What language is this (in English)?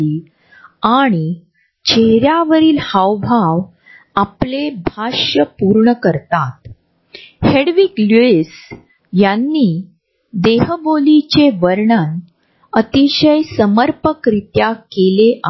Marathi